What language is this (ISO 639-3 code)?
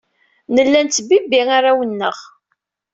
kab